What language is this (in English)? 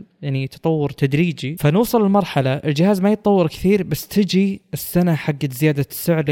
Arabic